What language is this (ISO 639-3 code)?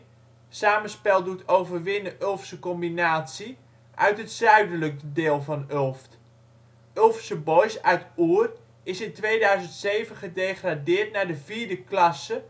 nld